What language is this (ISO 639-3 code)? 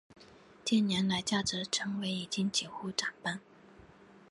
zho